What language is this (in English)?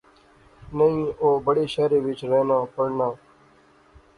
Pahari-Potwari